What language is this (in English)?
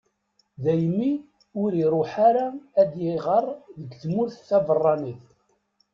Kabyle